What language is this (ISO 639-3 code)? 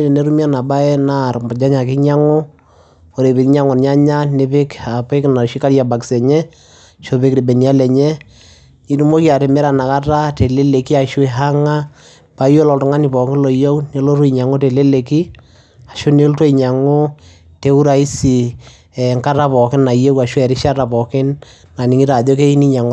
mas